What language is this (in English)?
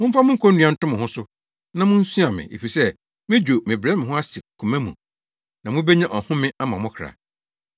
Akan